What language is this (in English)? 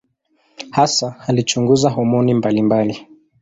Swahili